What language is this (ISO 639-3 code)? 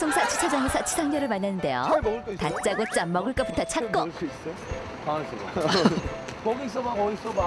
kor